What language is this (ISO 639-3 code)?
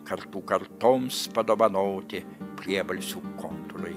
lit